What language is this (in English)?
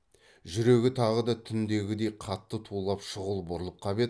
Kazakh